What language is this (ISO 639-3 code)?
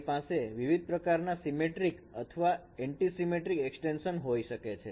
guj